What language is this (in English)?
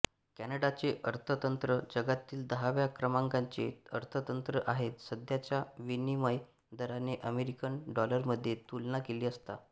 Marathi